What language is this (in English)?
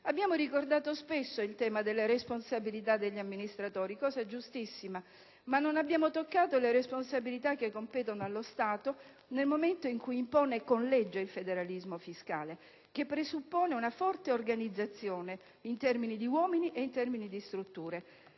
Italian